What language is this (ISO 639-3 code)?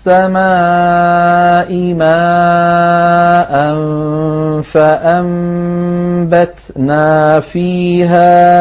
ara